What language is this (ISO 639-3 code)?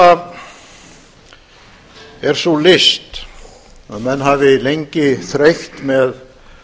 isl